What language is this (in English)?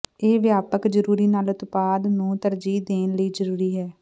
Punjabi